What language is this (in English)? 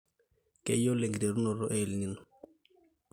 Masai